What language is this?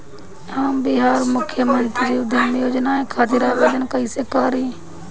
Bhojpuri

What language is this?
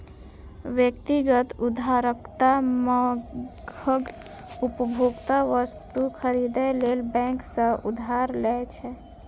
Maithili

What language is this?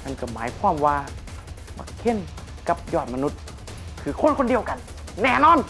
Thai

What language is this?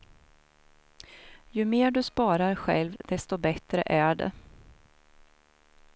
Swedish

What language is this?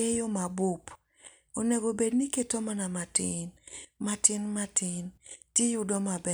Luo (Kenya and Tanzania)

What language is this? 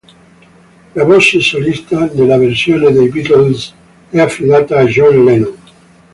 Italian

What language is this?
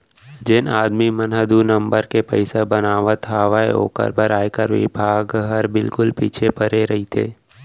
Chhattisgarhi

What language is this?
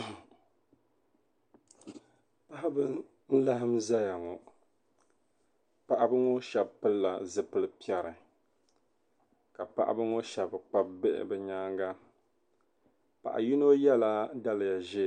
Dagbani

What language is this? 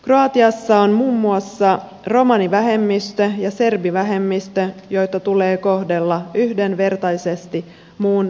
Finnish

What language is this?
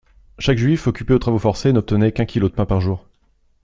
French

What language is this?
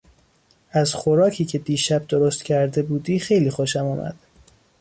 Persian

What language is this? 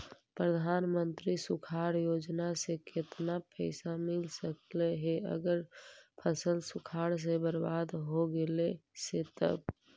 Magahi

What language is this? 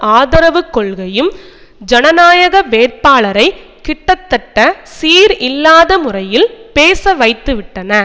Tamil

